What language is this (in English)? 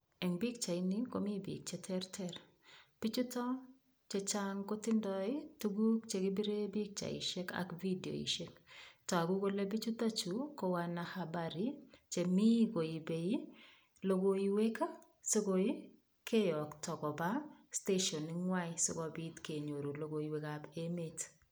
Kalenjin